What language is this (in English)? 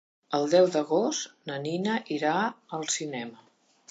Catalan